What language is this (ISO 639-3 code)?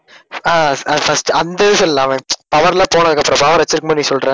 tam